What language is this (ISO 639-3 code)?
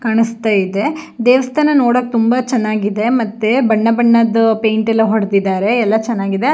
kan